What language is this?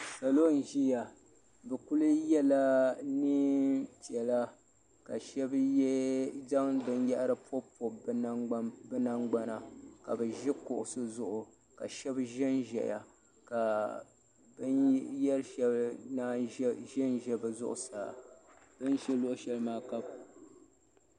Dagbani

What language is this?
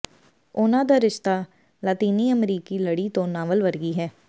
Punjabi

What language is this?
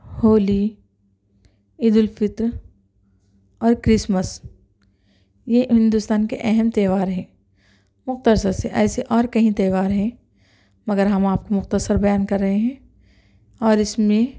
Urdu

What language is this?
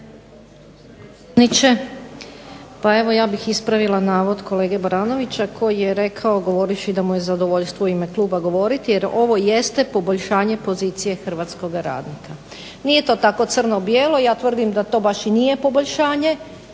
Croatian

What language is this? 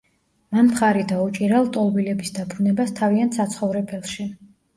Georgian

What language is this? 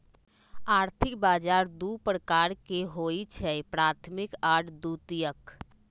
Magahi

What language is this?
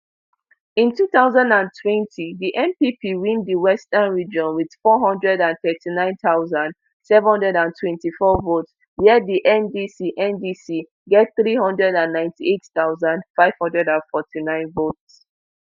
Nigerian Pidgin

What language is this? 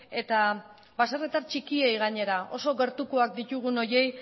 Basque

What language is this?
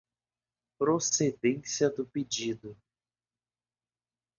Portuguese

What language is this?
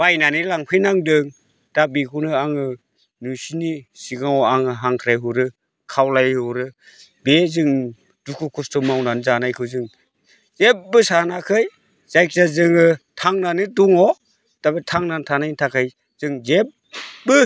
Bodo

